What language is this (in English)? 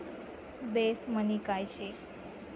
Marathi